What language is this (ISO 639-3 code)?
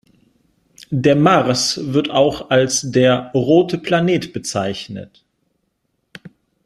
deu